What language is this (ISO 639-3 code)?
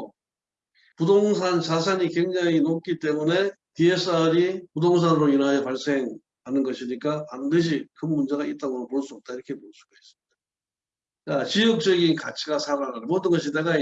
kor